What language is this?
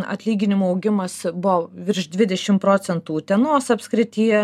Lithuanian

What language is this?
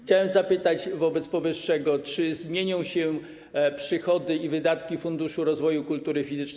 Polish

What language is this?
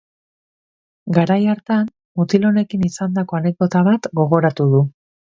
Basque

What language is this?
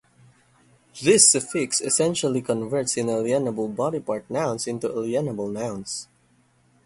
English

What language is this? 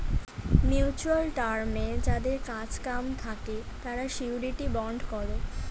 Bangla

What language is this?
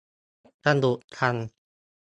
Thai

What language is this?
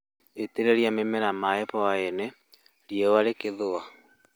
Kikuyu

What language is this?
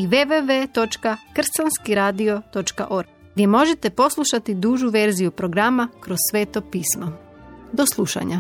Croatian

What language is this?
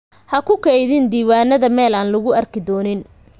Somali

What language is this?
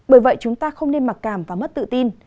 Vietnamese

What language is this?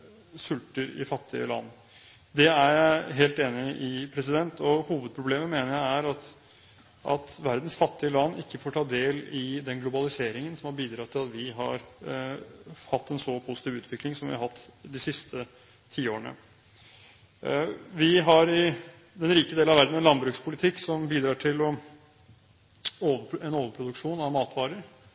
Norwegian Bokmål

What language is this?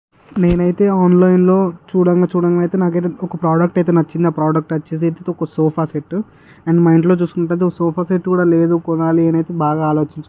Telugu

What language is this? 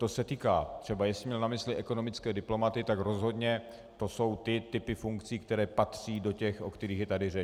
Czech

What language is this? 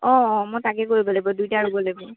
Assamese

